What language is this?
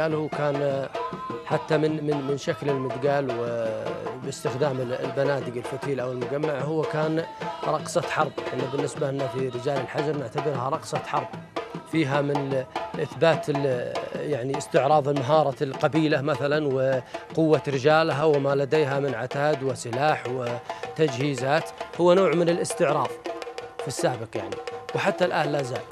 Arabic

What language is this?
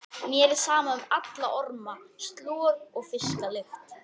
Icelandic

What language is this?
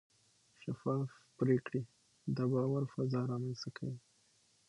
Pashto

